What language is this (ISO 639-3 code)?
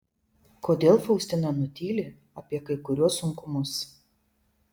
lit